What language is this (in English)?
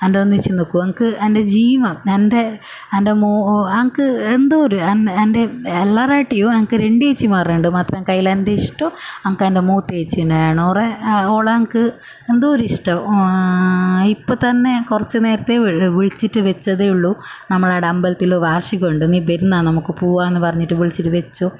Malayalam